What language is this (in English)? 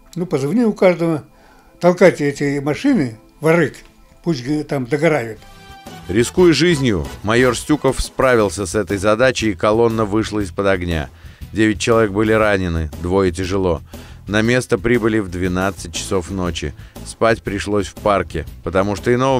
Russian